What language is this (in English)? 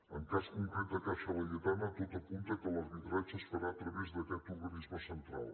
Catalan